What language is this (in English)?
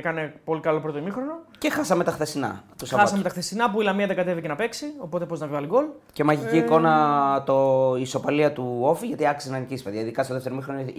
Greek